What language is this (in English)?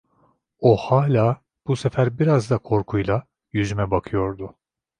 Turkish